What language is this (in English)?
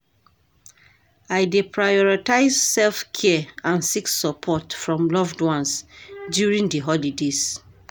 Nigerian Pidgin